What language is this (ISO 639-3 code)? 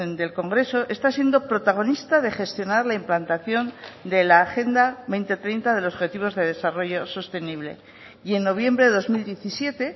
spa